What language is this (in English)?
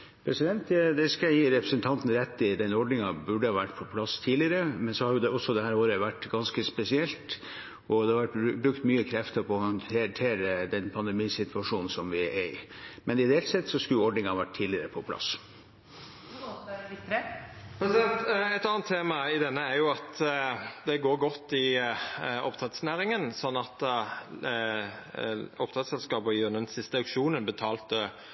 Norwegian